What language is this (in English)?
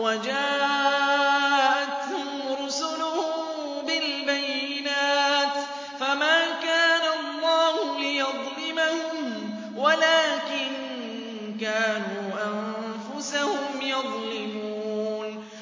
Arabic